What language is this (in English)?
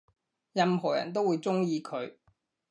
Cantonese